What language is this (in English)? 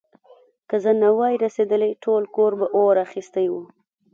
Pashto